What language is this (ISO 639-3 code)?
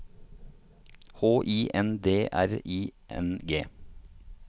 nor